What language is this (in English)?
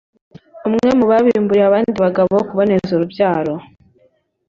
Kinyarwanda